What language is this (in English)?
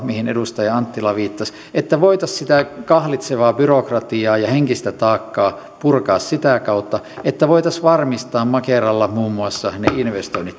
Finnish